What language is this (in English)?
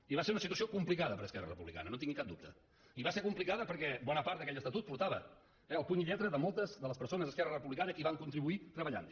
Catalan